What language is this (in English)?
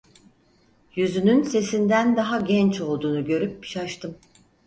Turkish